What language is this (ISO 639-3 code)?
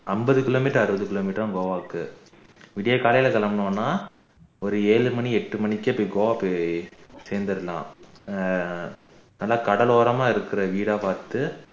tam